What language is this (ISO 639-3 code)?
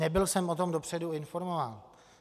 ces